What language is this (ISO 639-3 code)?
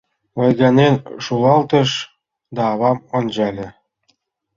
chm